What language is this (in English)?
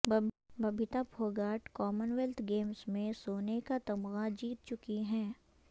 Urdu